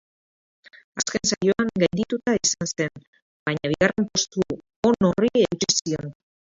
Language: Basque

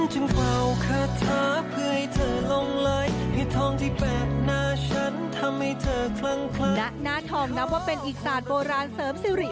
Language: Thai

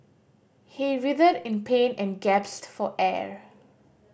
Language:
English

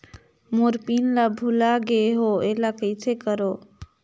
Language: Chhattisgarhi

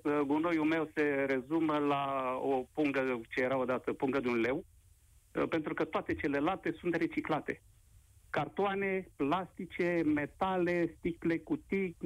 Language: Romanian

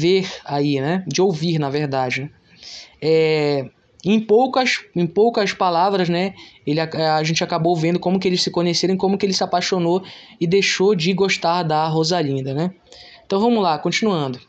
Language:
Portuguese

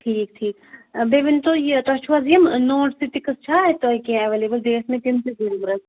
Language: Kashmiri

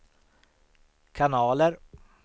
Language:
Swedish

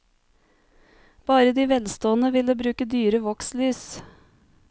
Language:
Norwegian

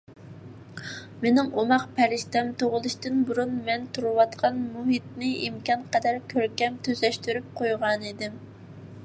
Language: Uyghur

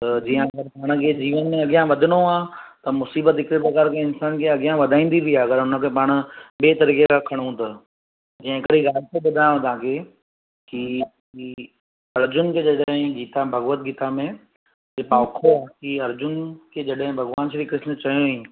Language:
Sindhi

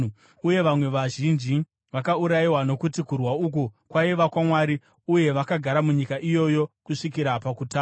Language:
Shona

